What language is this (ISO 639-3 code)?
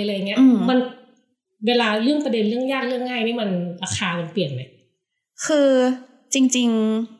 tha